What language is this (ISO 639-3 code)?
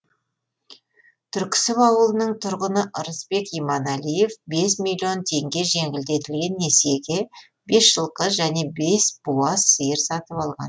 kaz